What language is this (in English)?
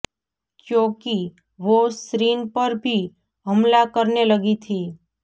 Gujarati